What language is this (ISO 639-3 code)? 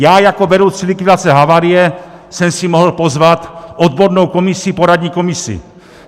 ces